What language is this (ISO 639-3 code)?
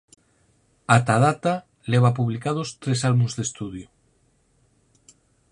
glg